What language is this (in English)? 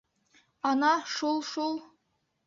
Bashkir